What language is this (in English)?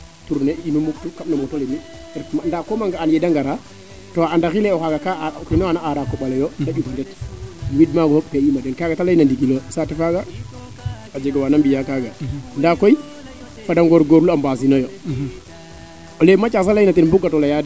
Serer